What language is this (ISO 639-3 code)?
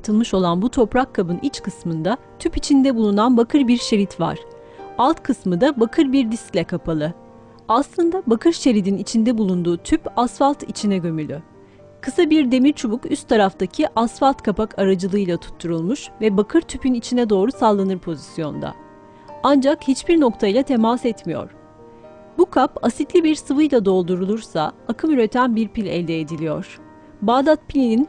tur